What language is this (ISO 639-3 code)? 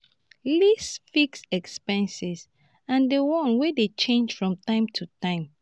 pcm